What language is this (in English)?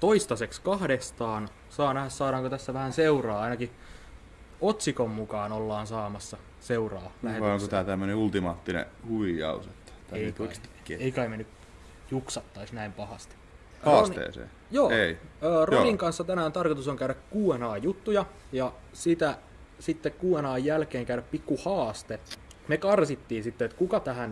Finnish